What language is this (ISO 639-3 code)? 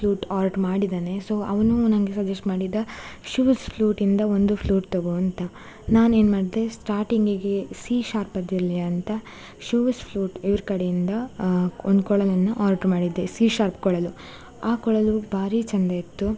kan